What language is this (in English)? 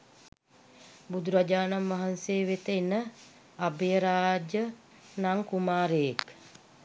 Sinhala